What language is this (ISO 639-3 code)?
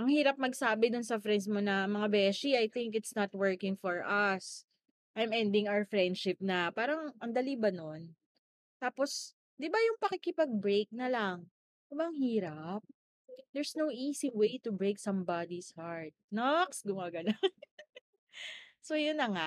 fil